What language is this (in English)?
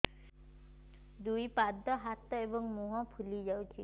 Odia